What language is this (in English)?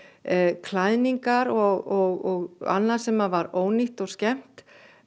Icelandic